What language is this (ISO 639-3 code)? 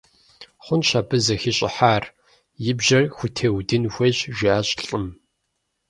kbd